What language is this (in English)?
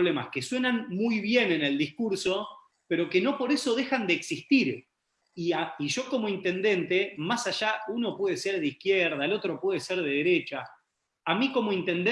Spanish